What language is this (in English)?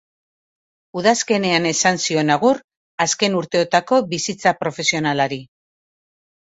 Basque